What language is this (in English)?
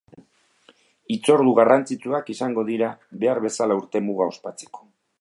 Basque